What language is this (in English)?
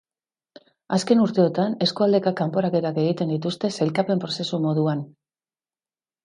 Basque